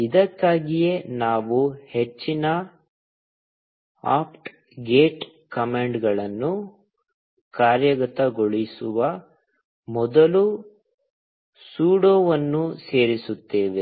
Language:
Kannada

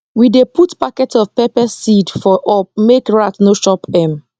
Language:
Nigerian Pidgin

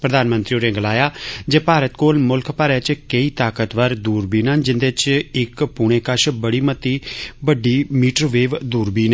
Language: Dogri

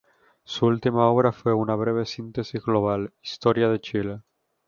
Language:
Spanish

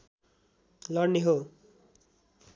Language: Nepali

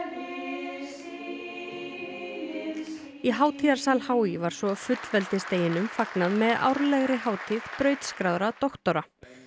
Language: Icelandic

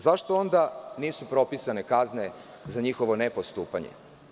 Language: Serbian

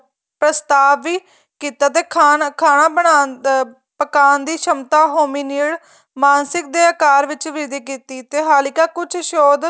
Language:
Punjabi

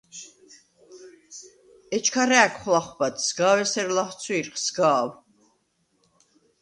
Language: Svan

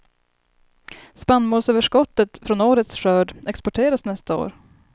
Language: Swedish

